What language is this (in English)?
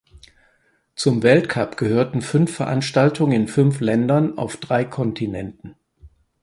German